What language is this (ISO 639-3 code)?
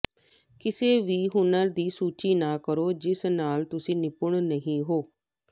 pan